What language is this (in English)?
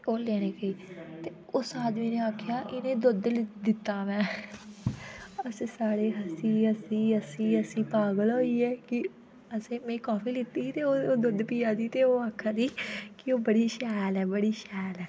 Dogri